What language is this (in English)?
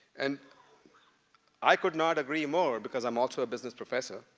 English